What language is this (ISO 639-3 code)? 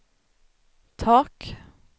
swe